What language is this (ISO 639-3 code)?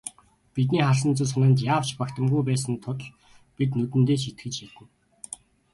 mon